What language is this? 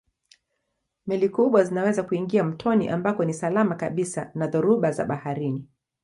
Swahili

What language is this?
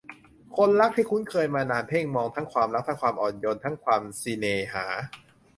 Thai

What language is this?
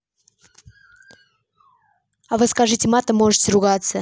Russian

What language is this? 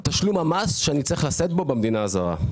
Hebrew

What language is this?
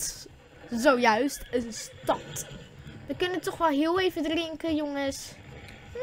Dutch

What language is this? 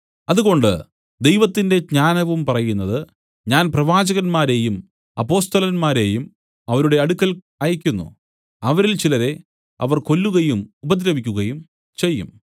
Malayalam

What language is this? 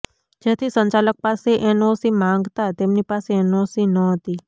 Gujarati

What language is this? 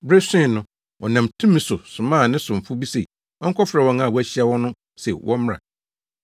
Akan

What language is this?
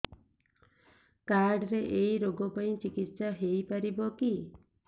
Odia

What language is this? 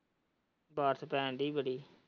Punjabi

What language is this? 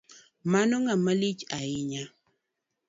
Luo (Kenya and Tanzania)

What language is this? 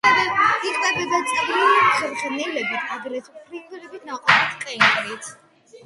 Georgian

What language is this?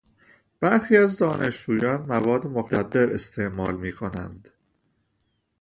Persian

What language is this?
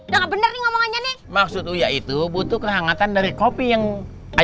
Indonesian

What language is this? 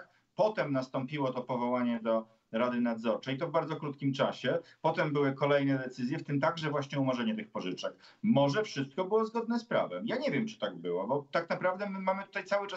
Polish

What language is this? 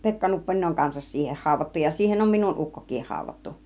Finnish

